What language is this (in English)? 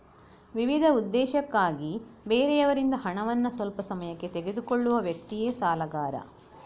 Kannada